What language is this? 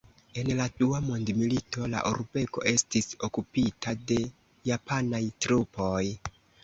Esperanto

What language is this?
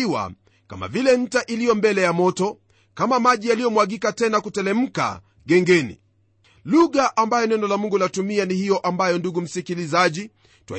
Swahili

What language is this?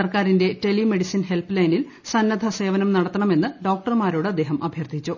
Malayalam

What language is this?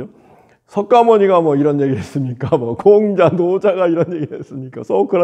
Korean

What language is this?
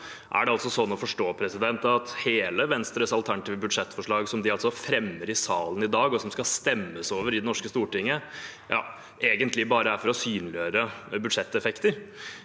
Norwegian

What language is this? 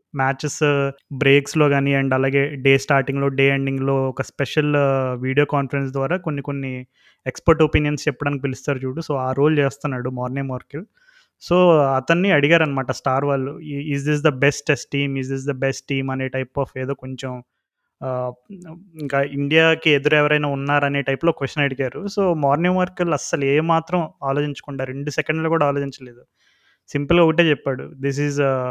Telugu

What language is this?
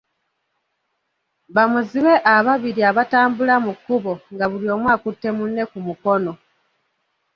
Ganda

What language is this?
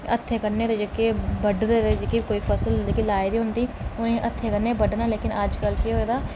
Dogri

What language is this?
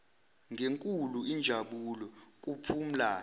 Zulu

